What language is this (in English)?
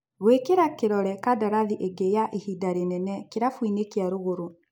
Kikuyu